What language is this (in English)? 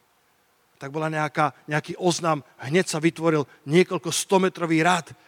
Slovak